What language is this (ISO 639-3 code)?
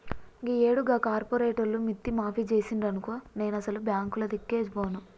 tel